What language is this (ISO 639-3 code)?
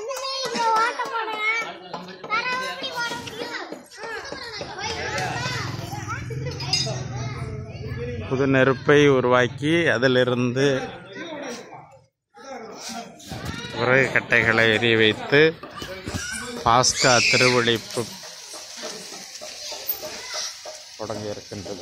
ara